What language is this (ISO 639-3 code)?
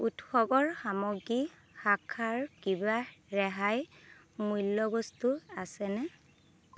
asm